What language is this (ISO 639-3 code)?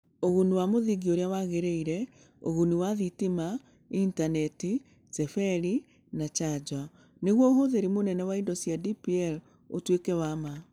kik